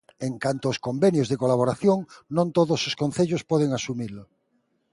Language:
Galician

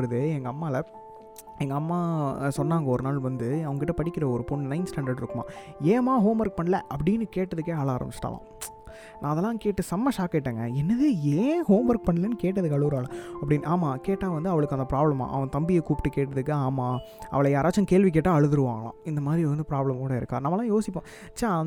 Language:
Tamil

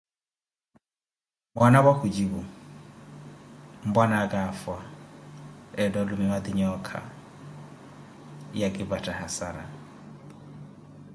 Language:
Koti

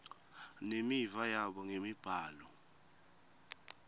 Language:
Swati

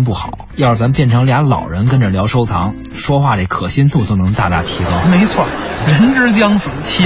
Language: Chinese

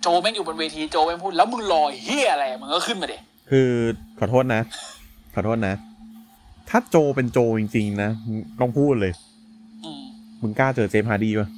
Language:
Thai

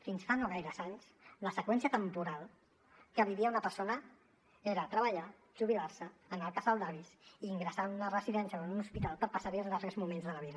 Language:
Catalan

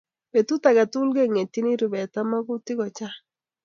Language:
Kalenjin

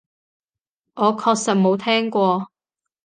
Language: Cantonese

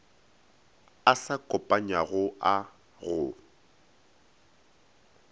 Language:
Northern Sotho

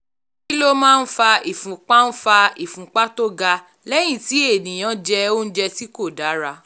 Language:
Yoruba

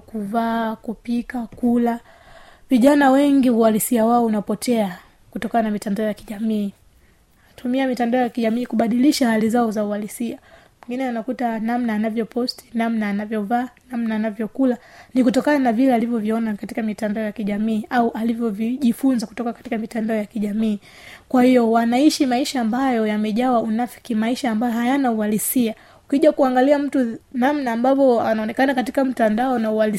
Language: Swahili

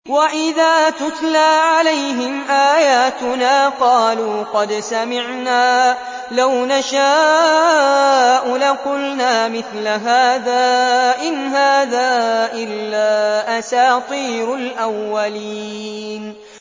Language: Arabic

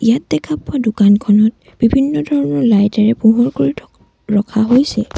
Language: Assamese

